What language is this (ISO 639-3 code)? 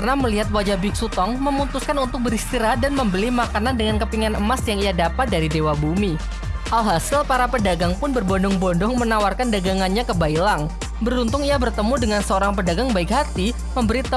ind